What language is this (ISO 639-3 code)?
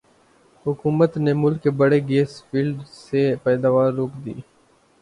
urd